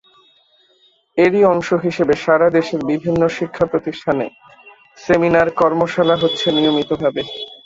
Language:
Bangla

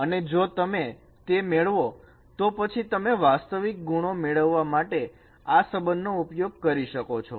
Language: Gujarati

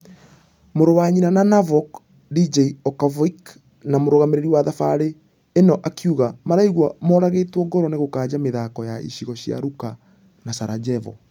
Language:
Kikuyu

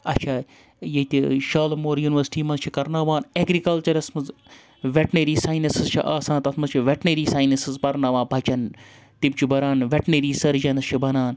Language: Kashmiri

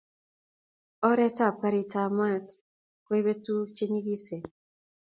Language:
Kalenjin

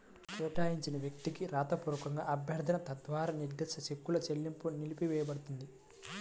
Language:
Telugu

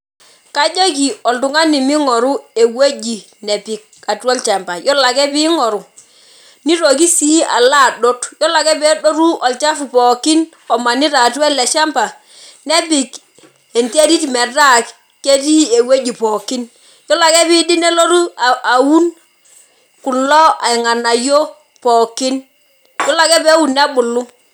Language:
Masai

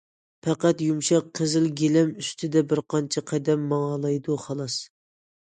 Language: Uyghur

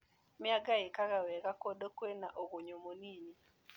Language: Kikuyu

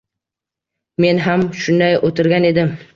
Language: Uzbek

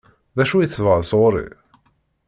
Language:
Kabyle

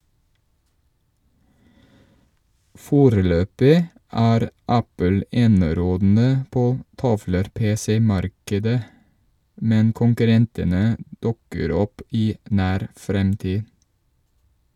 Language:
Norwegian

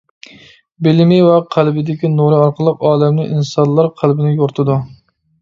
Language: Uyghur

